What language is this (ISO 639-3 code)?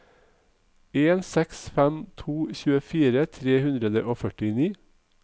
nor